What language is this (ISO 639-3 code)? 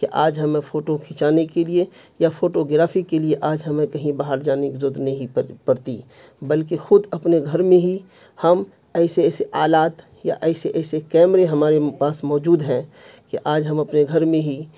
urd